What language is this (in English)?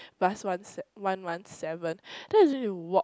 English